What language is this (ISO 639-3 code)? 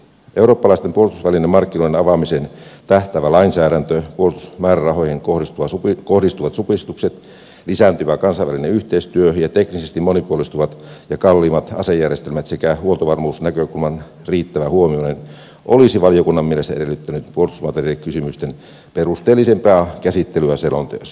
fin